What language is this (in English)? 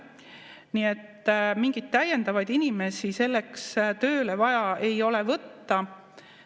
Estonian